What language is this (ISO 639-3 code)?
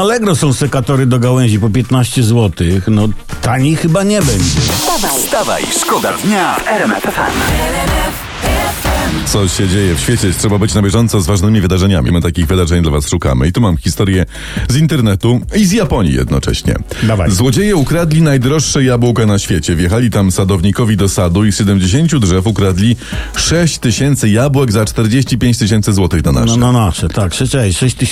pol